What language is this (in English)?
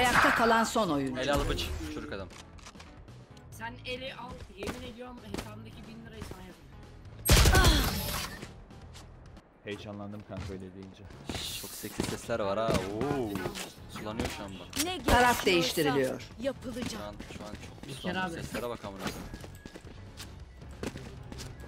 Turkish